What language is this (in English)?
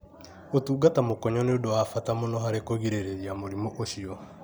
Kikuyu